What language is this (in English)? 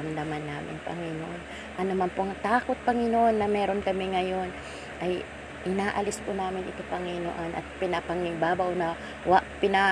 Filipino